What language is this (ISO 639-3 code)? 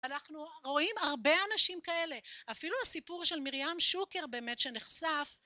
heb